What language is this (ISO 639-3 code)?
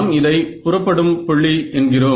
tam